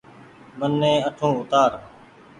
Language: Goaria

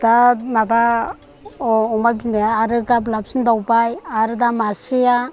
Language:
Bodo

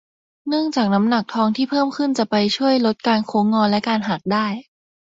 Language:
Thai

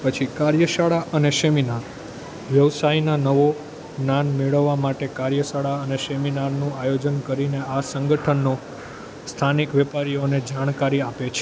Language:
Gujarati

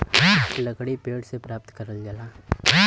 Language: Bhojpuri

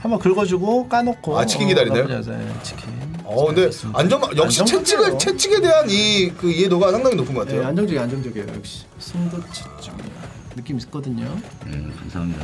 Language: Korean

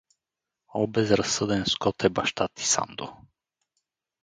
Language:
Bulgarian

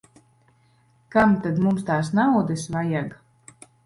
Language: Latvian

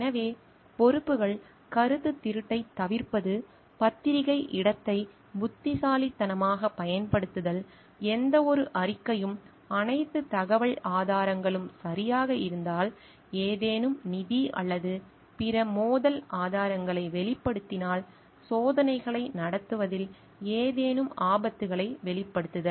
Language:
Tamil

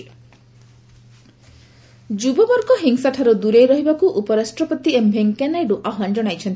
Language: Odia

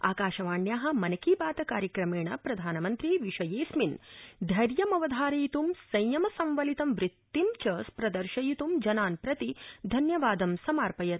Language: Sanskrit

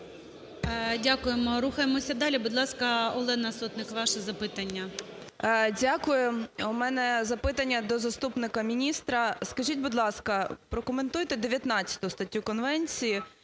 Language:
Ukrainian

